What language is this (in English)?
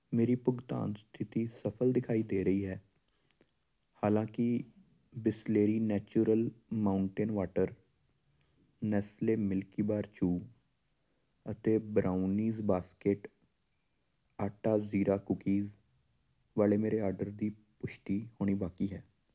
Punjabi